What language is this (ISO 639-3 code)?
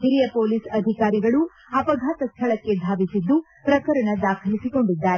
kan